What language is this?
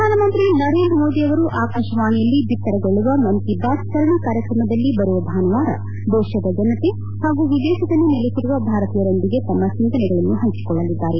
Kannada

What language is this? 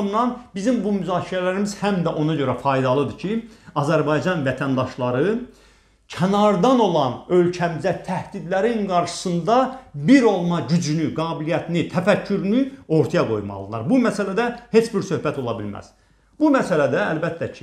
Turkish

